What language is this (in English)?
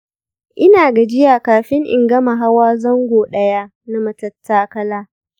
Hausa